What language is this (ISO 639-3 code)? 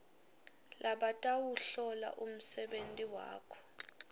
ssw